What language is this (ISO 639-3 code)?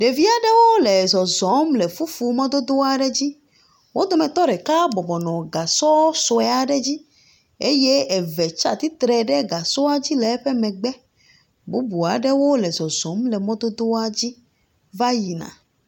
ewe